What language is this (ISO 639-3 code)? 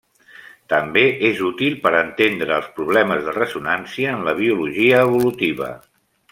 cat